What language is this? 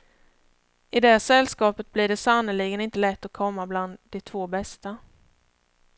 Swedish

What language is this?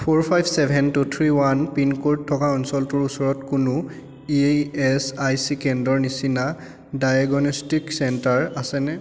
Assamese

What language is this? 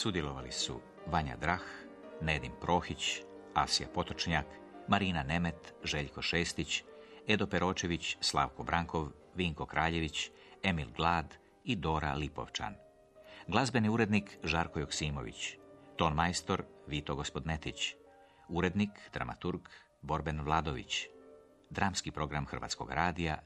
Croatian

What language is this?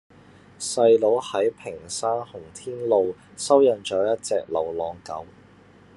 Cantonese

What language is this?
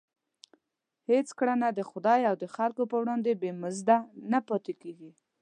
Pashto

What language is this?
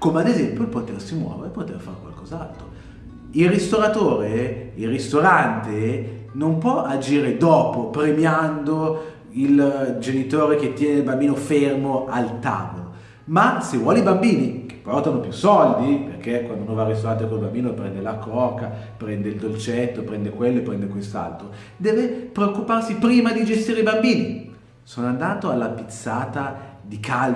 Italian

